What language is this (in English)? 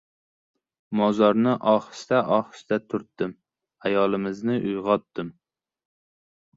Uzbek